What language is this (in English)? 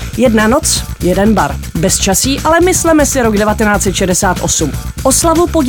Czech